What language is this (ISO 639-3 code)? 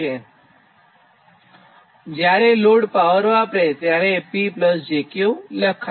guj